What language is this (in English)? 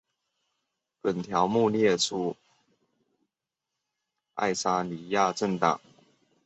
Chinese